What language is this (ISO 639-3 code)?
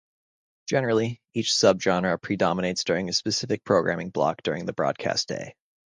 eng